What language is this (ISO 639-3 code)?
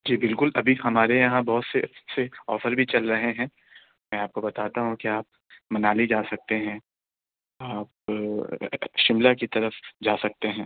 urd